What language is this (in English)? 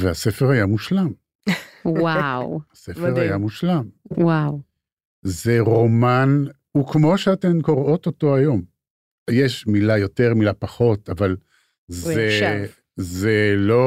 Hebrew